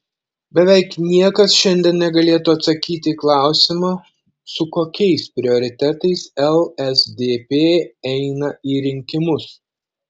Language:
Lithuanian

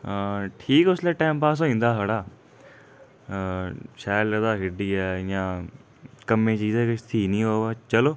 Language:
Dogri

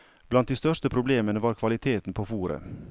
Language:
Norwegian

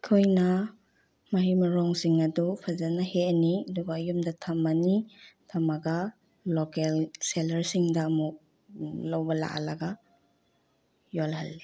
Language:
Manipuri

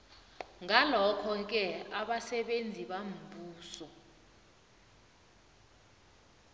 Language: South Ndebele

